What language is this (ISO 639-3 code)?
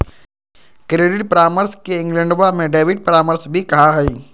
mag